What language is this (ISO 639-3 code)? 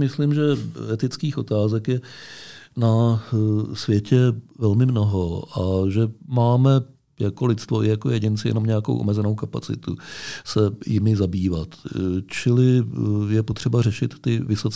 ces